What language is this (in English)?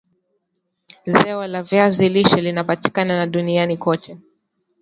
Swahili